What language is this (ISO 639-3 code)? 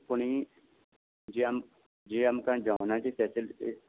kok